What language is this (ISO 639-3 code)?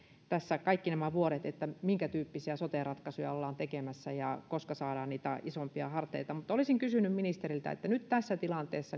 fin